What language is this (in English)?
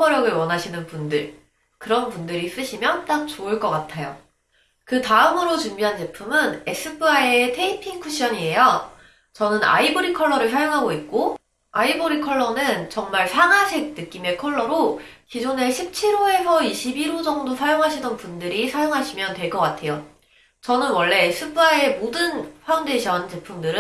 Korean